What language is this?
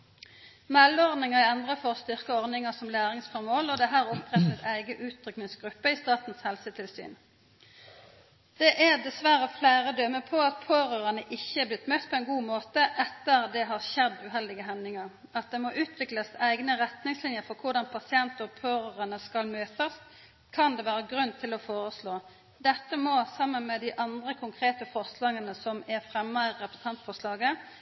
Norwegian Nynorsk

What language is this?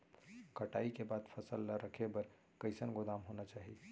Chhattisgarhi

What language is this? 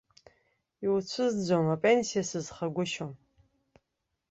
Abkhazian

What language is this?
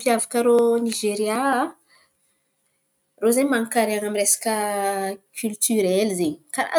Antankarana Malagasy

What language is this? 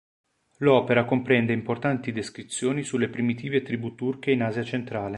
Italian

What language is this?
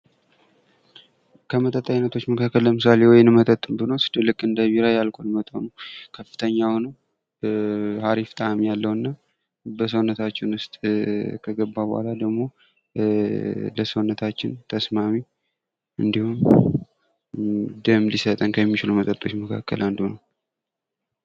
Amharic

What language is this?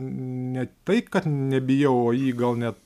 Lithuanian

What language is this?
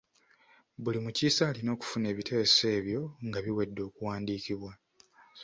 Ganda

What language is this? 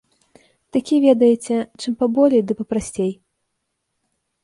Belarusian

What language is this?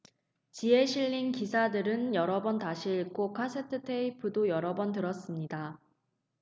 Korean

